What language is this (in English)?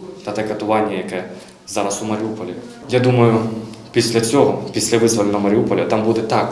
Ukrainian